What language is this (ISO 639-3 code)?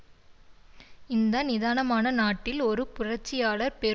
tam